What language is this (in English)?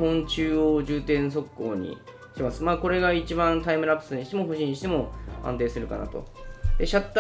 Japanese